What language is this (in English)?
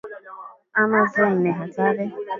Swahili